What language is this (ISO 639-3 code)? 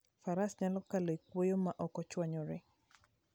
luo